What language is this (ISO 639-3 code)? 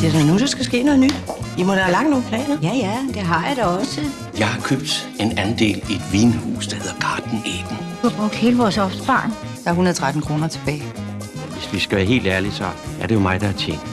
dan